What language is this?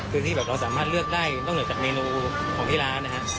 Thai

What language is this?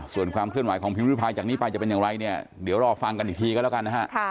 Thai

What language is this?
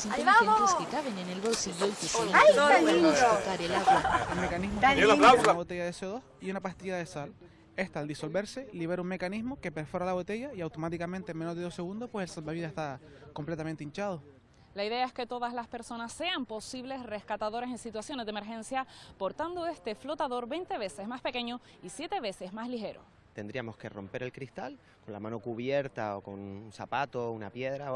Spanish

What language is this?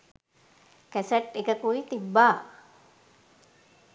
Sinhala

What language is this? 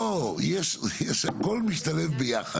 Hebrew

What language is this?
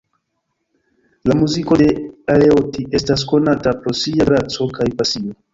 Esperanto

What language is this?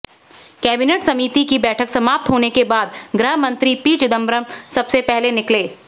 Hindi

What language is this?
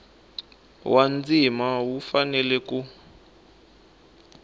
Tsonga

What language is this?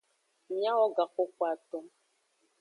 Aja (Benin)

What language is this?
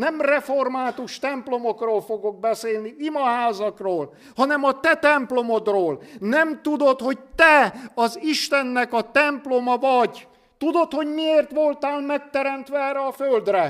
Hungarian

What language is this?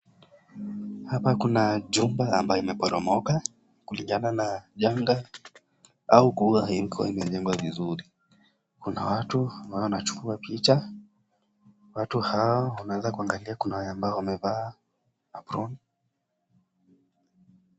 Swahili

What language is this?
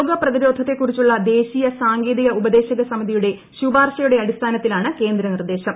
Malayalam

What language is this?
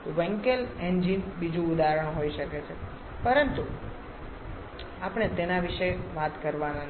Gujarati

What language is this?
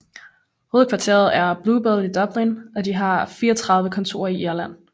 Danish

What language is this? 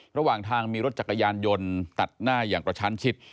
Thai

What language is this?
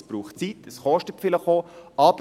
Swiss German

